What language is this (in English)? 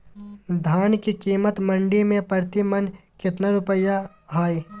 Magahi